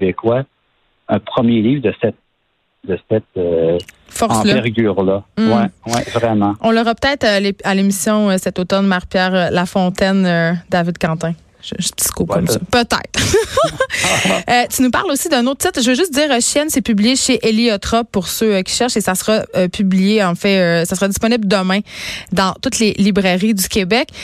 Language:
French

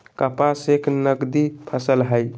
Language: Magahi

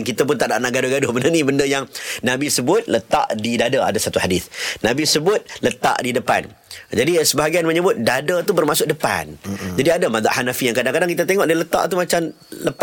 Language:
Malay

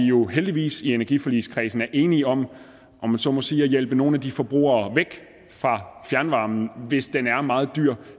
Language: Danish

